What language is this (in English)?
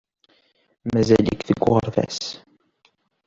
Kabyle